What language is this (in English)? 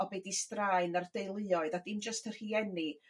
Welsh